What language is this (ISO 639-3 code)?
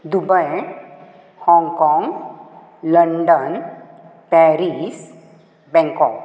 kok